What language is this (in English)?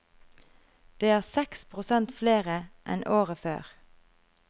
Norwegian